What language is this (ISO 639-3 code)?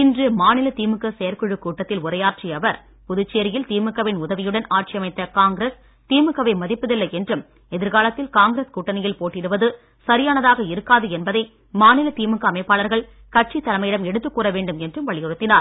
tam